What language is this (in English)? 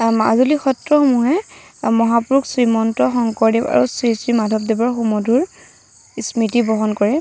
Assamese